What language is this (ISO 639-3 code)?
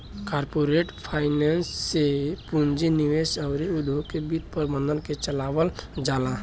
bho